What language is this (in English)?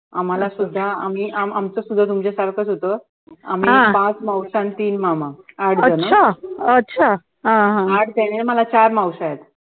Marathi